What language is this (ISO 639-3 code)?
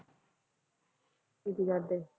pan